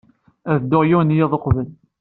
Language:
Kabyle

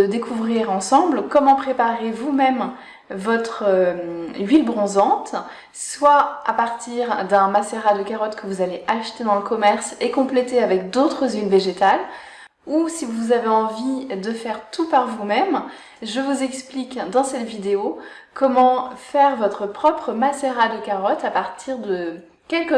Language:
French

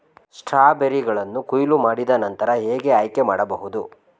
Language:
Kannada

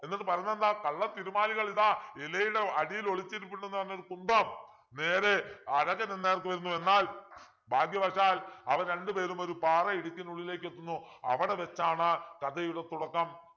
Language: Malayalam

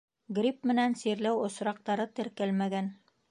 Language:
Bashkir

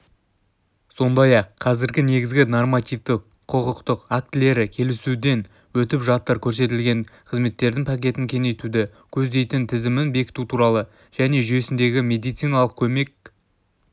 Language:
Kazakh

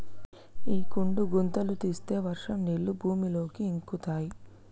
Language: Telugu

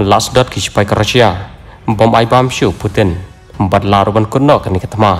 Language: Indonesian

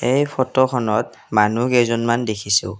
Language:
Assamese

